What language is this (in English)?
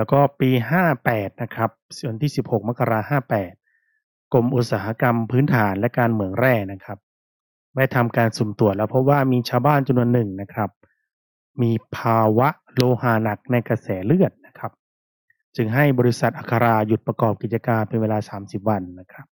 Thai